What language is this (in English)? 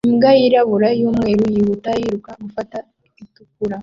Kinyarwanda